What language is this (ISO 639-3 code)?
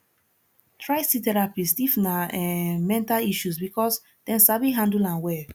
pcm